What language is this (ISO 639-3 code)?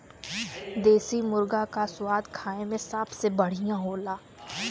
bho